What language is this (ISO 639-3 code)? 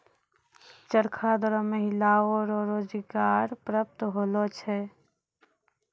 mai